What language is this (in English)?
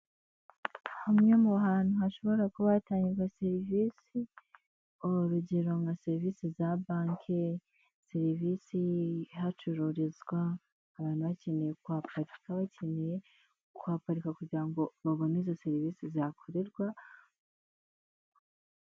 Kinyarwanda